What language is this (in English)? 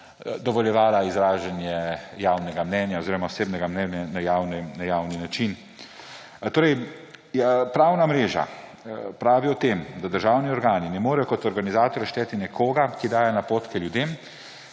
Slovenian